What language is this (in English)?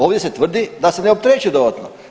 Croatian